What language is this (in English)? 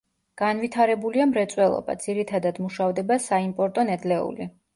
Georgian